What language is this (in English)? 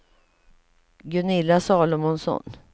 Swedish